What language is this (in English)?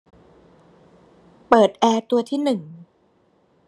Thai